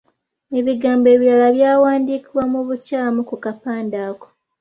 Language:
Ganda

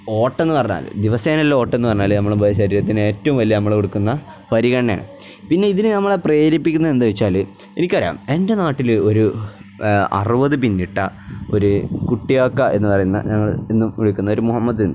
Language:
Malayalam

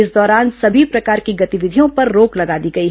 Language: Hindi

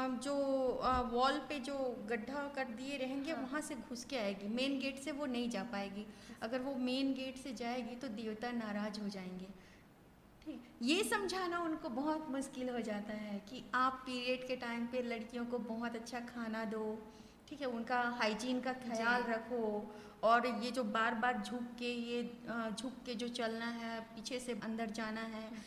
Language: Hindi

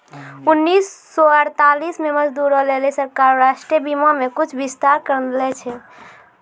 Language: Maithili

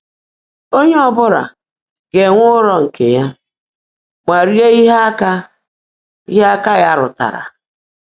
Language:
Igbo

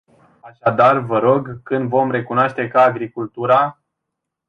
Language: Romanian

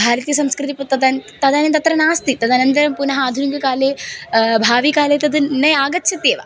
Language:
Sanskrit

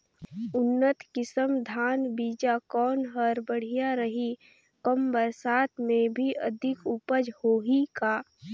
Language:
Chhattisgarhi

